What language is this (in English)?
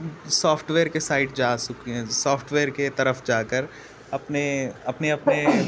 Urdu